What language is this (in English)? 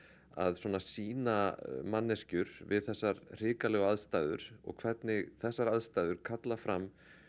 Icelandic